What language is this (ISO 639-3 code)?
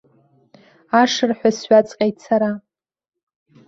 abk